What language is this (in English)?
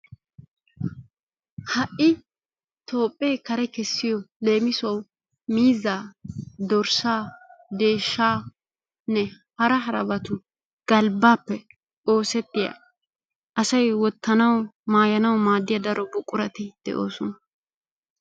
Wolaytta